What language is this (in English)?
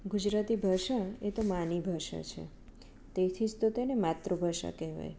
Gujarati